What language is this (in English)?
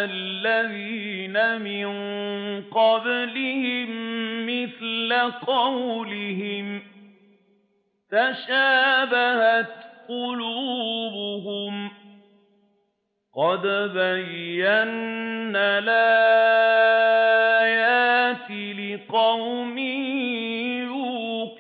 Arabic